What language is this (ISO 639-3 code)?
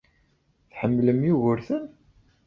kab